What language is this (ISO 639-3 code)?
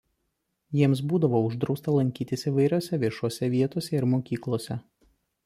lit